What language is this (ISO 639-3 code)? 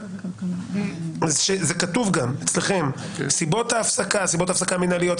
heb